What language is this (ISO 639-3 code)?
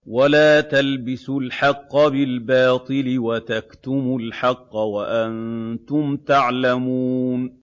ara